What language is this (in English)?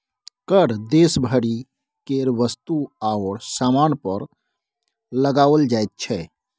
Maithili